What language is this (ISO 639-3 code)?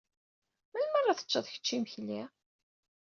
kab